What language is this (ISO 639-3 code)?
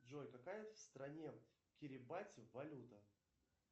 rus